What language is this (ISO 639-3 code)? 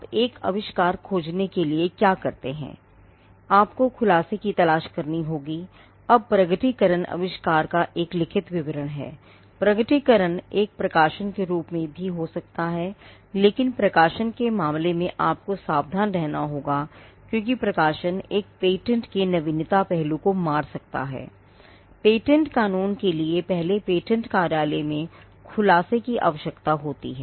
hin